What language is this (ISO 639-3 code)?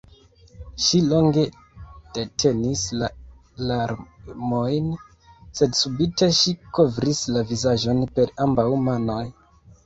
epo